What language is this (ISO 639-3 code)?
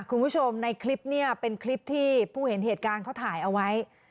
tha